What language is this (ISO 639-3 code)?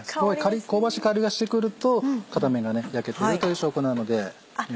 jpn